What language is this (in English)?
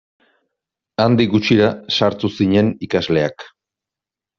Basque